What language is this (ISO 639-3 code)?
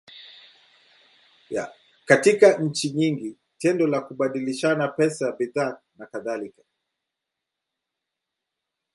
swa